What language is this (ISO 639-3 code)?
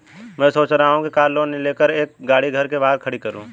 hin